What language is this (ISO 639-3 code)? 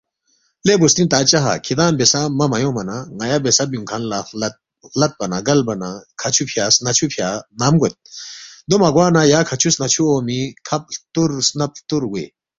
bft